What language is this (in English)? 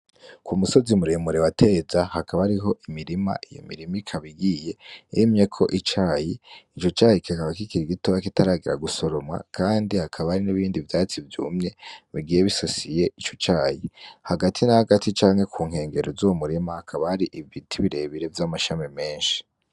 Rundi